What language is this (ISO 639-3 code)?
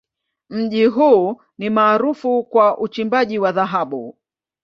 swa